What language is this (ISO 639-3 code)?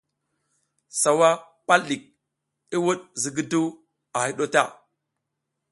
giz